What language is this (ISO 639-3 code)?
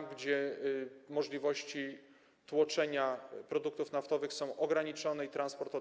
pol